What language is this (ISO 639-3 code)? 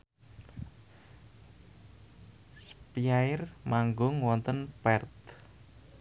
jav